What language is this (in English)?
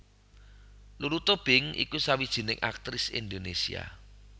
Javanese